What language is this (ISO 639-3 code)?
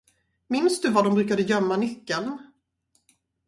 swe